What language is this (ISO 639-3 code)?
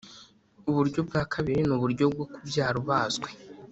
kin